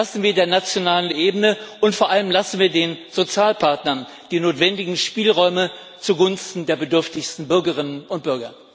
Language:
German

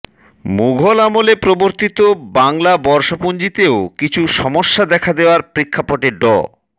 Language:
Bangla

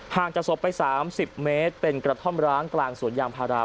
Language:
Thai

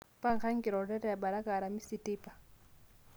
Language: Masai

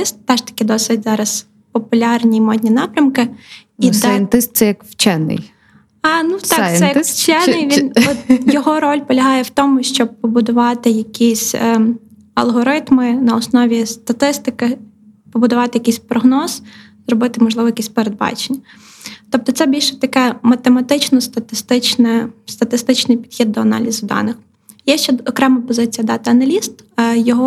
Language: Ukrainian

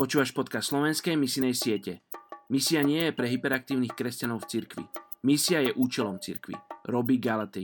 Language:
Slovak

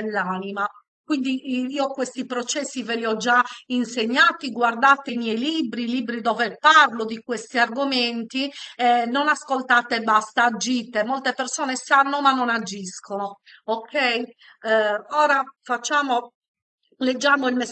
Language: Italian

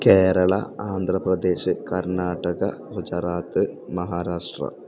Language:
Malayalam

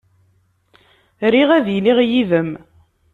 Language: Kabyle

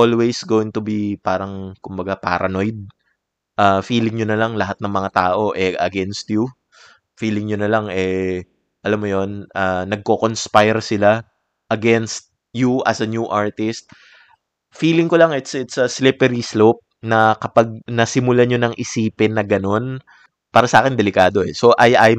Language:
Filipino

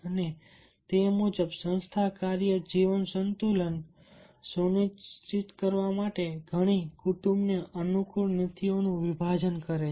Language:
Gujarati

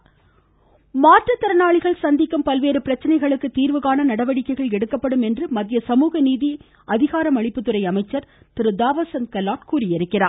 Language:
Tamil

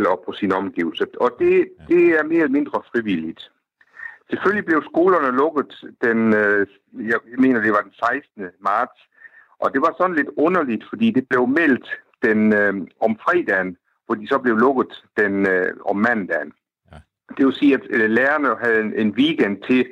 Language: Danish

